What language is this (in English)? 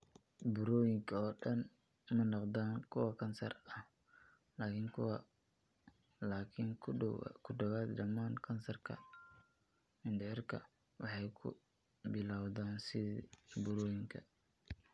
Somali